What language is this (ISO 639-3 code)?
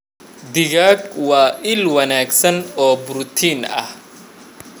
som